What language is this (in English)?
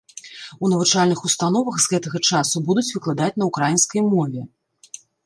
Belarusian